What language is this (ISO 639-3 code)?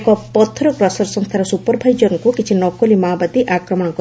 ori